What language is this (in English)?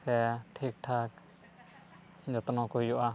Santali